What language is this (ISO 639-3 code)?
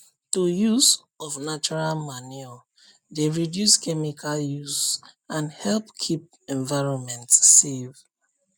pcm